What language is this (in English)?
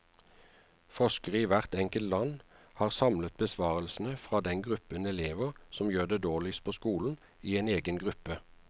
Norwegian